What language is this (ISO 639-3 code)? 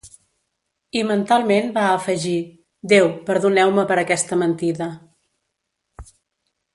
cat